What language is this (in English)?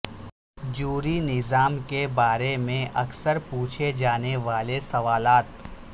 Urdu